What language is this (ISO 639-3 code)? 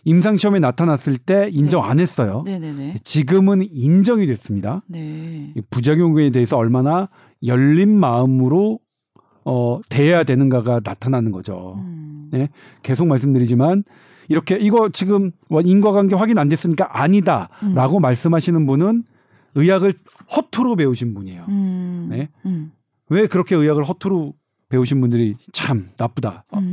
kor